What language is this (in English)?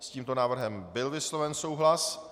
Czech